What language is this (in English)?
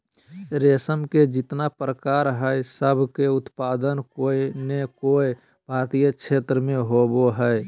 Magahi